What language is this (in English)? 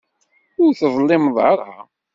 Kabyle